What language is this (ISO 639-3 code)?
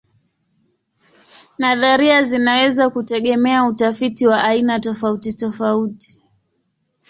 swa